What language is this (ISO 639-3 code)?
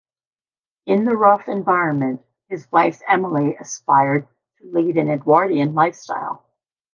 eng